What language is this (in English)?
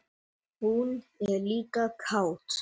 Icelandic